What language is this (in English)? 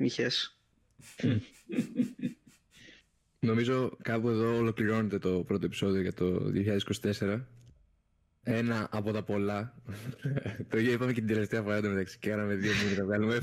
Greek